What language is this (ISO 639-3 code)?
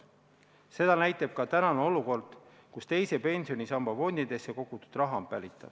est